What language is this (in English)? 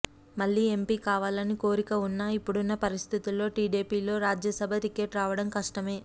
Telugu